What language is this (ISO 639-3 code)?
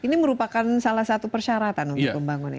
ind